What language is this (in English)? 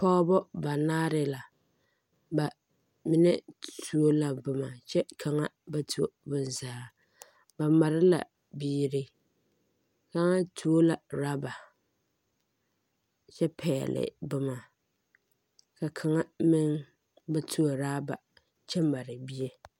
Southern Dagaare